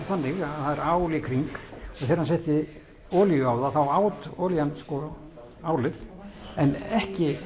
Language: Icelandic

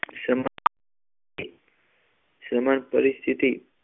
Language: Gujarati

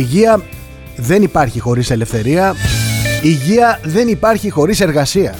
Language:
Greek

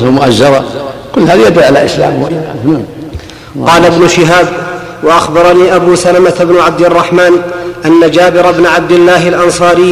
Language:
Arabic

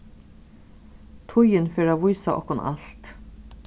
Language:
Faroese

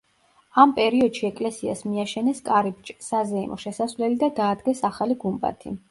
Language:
Georgian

